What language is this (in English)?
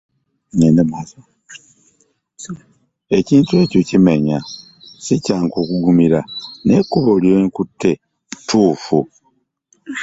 Ganda